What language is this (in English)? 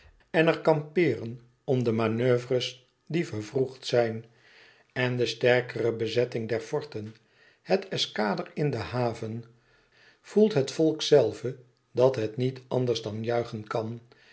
Dutch